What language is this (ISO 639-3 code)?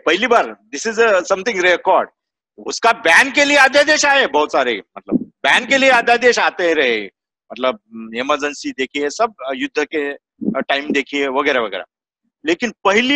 hin